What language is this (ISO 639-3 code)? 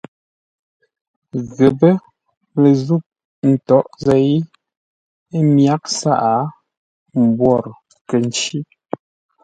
nla